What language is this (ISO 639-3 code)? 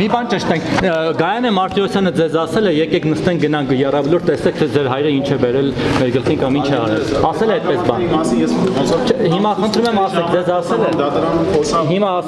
ron